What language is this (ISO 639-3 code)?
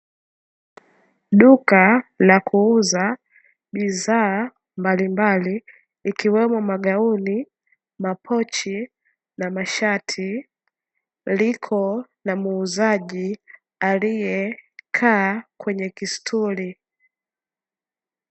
swa